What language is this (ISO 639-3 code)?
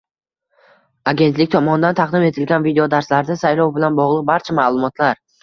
uzb